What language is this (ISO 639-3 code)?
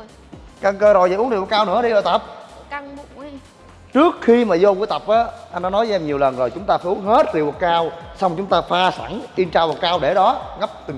vie